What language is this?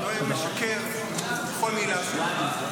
Hebrew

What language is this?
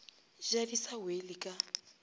Northern Sotho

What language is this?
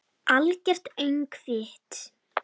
Icelandic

